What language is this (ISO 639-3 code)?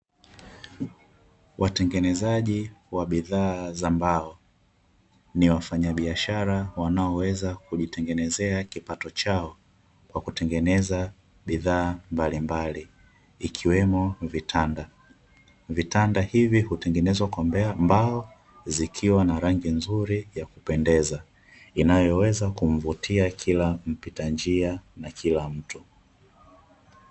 swa